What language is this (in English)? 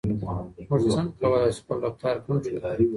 Pashto